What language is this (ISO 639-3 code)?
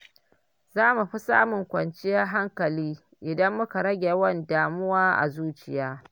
hau